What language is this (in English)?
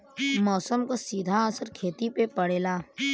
Bhojpuri